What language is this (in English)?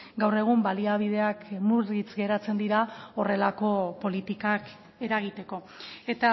Basque